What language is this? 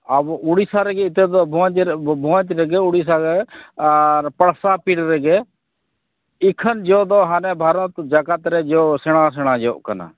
Santali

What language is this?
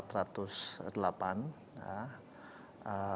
Indonesian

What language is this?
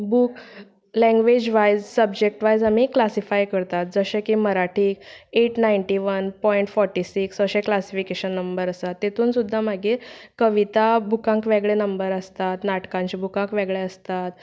Konkani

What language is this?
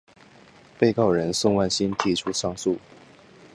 Chinese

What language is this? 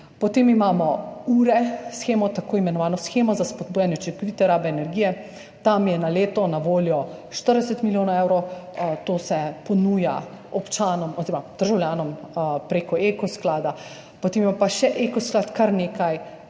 Slovenian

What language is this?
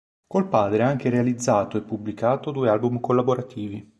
Italian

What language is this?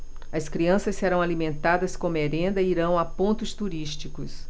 Portuguese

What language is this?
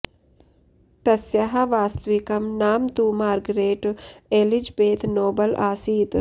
Sanskrit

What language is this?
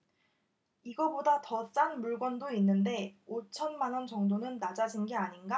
Korean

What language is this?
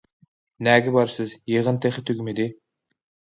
Uyghur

